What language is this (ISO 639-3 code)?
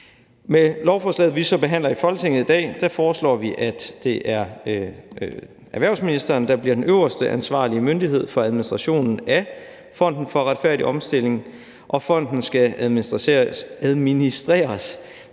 dan